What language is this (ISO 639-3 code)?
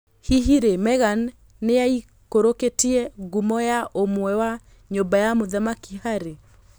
kik